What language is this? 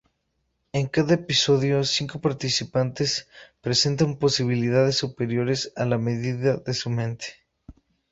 Spanish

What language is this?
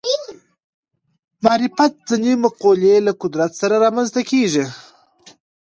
Pashto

